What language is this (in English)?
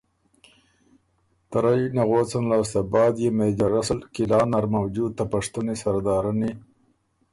Ormuri